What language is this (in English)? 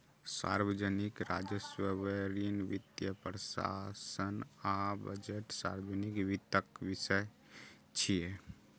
Maithili